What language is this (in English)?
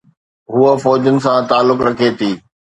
Sindhi